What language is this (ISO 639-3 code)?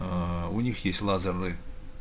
rus